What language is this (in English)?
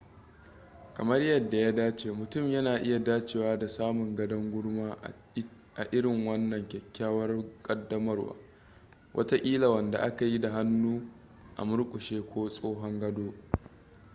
Hausa